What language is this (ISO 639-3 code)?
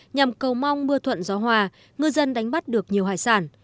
vie